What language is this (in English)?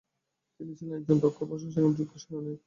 Bangla